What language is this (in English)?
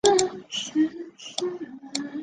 Chinese